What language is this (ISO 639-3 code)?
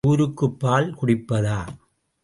tam